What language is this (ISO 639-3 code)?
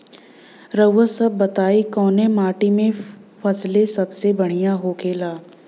bho